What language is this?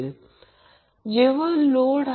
Marathi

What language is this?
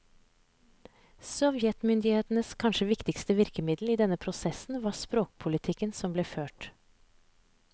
Norwegian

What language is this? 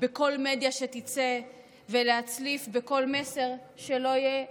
Hebrew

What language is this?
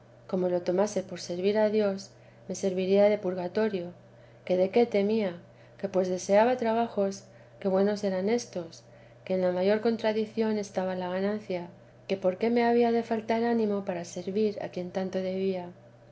Spanish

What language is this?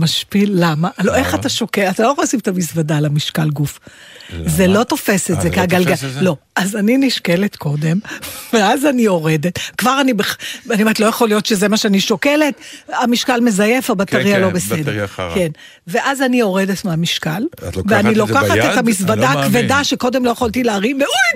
Hebrew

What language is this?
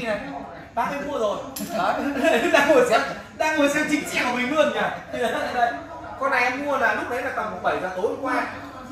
Vietnamese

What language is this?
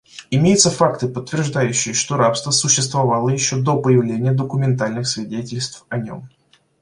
Russian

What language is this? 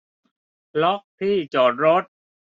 Thai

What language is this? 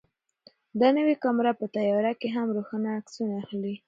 Pashto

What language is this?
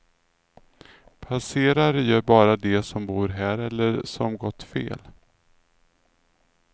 Swedish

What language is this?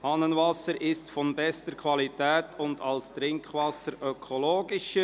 Swiss German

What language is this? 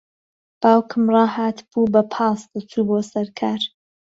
Central Kurdish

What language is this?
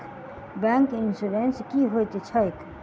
Maithili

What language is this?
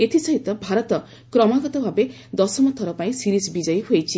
Odia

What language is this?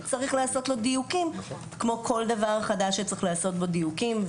Hebrew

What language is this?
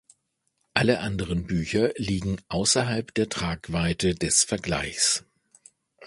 German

